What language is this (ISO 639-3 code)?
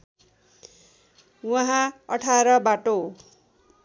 nep